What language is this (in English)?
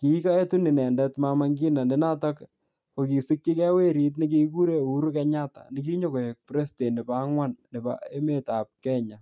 Kalenjin